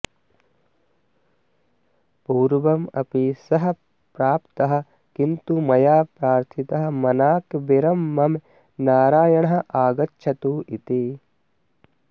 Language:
Sanskrit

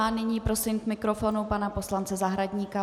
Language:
Czech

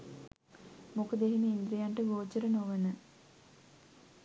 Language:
Sinhala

